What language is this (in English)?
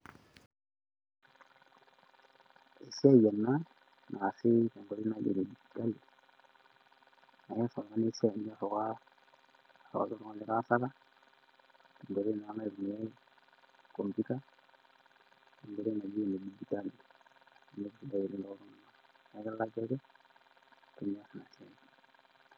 Masai